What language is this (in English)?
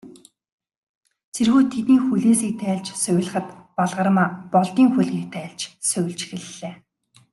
Mongolian